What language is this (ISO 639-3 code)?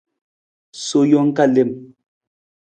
nmz